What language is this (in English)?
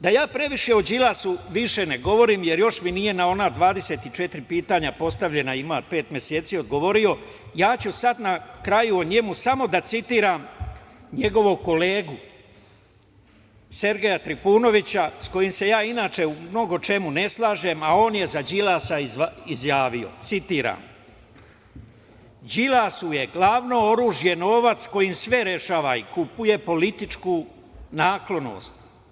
Serbian